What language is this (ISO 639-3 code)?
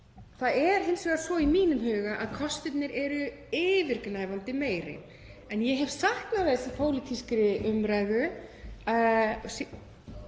isl